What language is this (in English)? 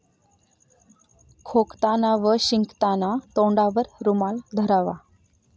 Marathi